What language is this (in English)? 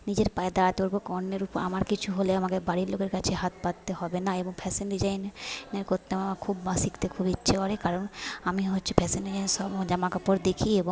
Bangla